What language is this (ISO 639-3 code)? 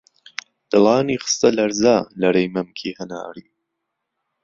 ckb